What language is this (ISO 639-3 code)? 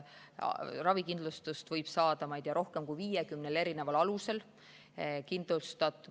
est